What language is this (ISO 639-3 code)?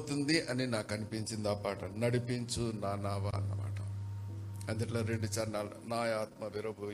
tel